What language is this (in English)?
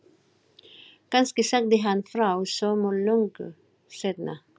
Icelandic